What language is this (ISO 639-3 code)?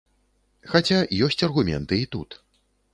bel